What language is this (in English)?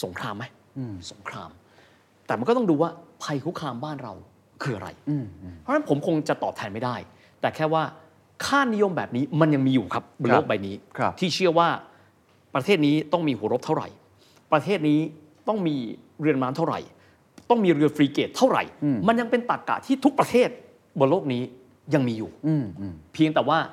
Thai